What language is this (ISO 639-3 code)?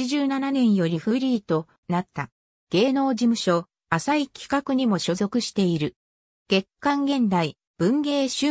jpn